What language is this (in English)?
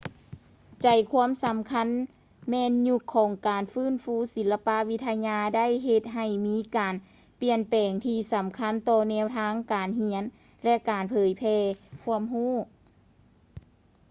Lao